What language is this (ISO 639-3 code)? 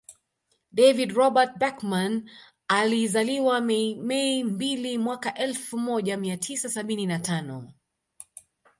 swa